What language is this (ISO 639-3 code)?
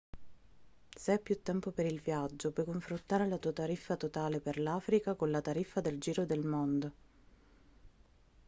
ita